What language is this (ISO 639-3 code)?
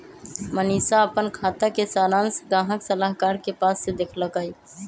mag